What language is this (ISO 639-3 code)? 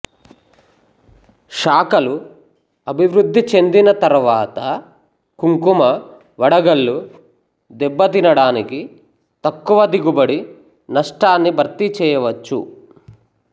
tel